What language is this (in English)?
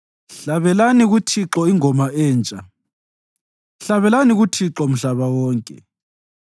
North Ndebele